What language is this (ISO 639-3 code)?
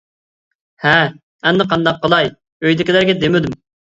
uig